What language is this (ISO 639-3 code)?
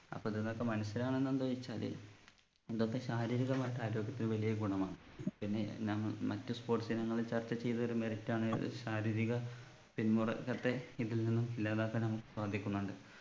mal